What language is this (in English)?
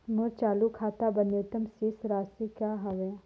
Chhattisgarhi